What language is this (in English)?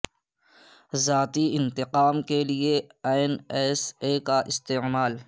Urdu